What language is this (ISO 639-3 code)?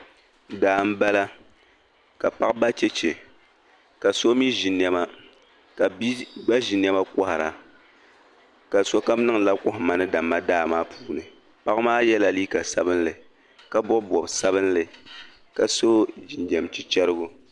dag